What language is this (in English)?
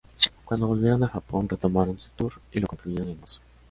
Spanish